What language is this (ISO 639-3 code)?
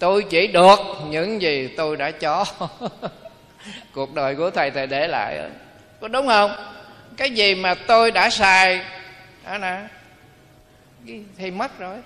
vie